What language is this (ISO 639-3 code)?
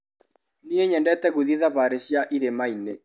kik